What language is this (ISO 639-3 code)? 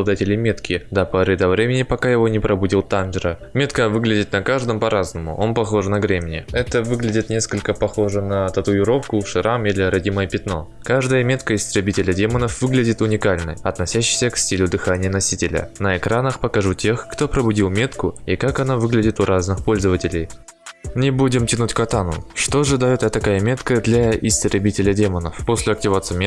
rus